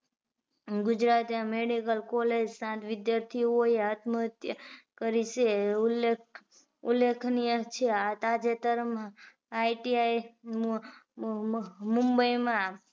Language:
Gujarati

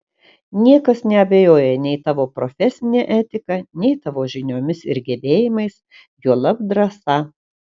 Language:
Lithuanian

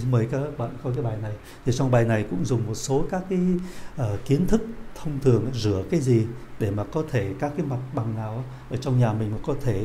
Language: Vietnamese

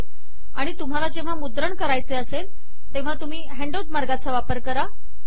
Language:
Marathi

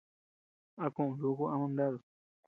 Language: Tepeuxila Cuicatec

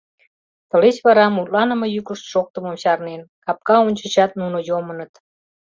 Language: Mari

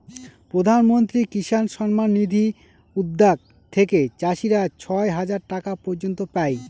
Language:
Bangla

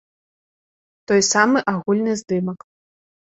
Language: Belarusian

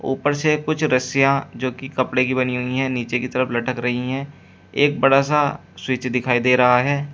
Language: Hindi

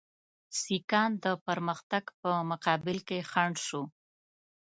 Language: Pashto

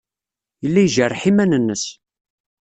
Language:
Kabyle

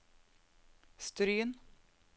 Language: Norwegian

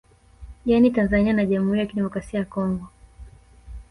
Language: Swahili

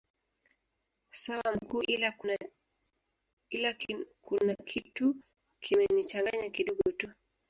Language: Swahili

